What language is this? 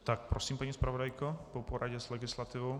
Czech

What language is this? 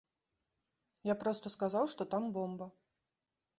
Belarusian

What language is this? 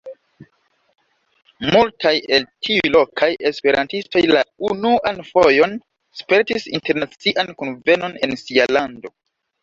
Esperanto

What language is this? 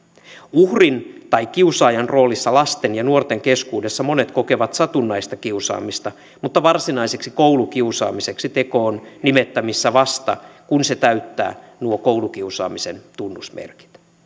Finnish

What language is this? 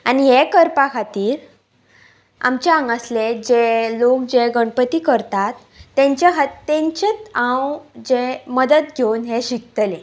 Konkani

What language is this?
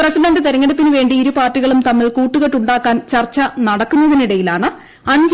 Malayalam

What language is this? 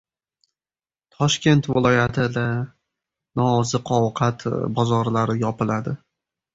Uzbek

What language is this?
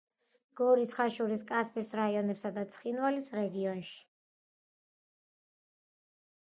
Georgian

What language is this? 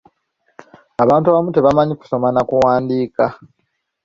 Ganda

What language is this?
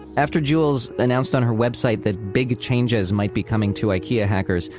English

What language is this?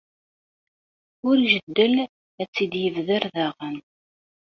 Kabyle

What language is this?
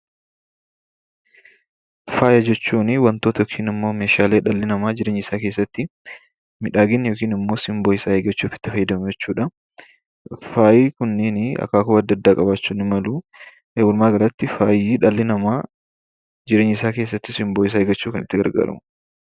Oromo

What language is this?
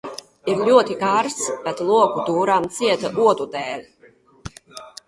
Latvian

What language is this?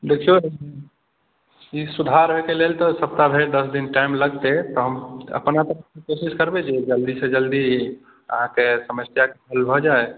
Maithili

